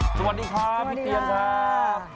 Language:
Thai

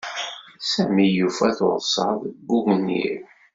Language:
Kabyle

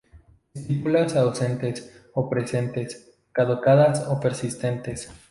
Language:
Spanish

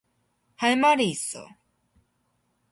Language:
Korean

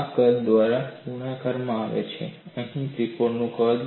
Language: Gujarati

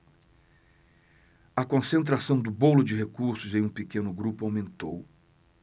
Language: Portuguese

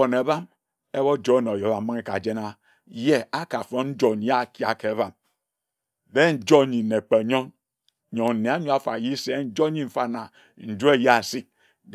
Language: Ejagham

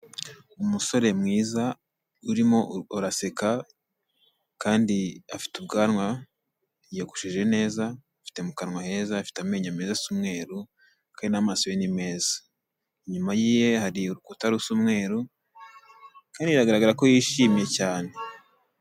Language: Kinyarwanda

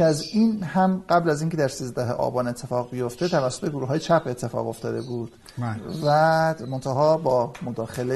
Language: Persian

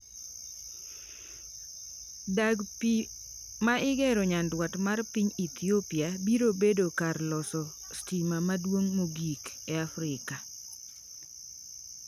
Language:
Luo (Kenya and Tanzania)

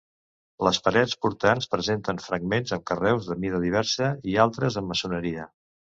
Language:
Catalan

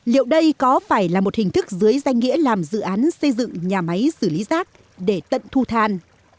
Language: Vietnamese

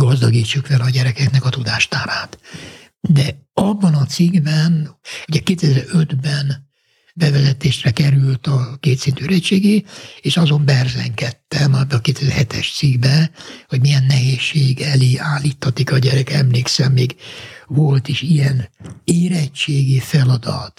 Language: Hungarian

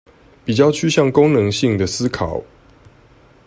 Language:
Chinese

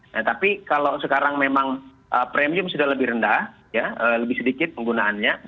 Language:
Indonesian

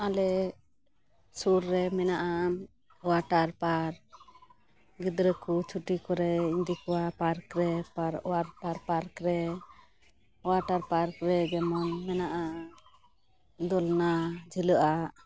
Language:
Santali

